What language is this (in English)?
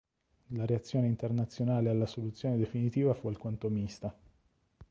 Italian